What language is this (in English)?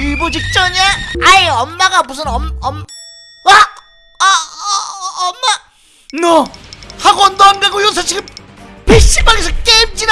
Korean